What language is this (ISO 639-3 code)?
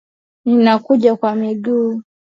swa